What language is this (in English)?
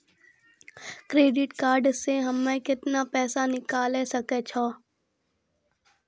Maithili